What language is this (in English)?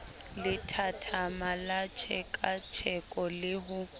Southern Sotho